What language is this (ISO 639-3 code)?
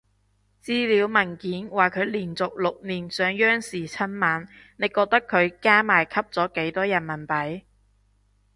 yue